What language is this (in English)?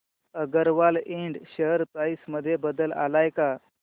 Marathi